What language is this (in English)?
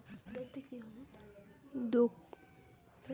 Bangla